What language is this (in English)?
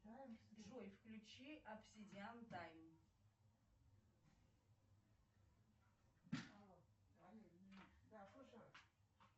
Russian